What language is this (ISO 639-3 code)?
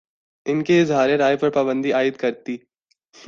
urd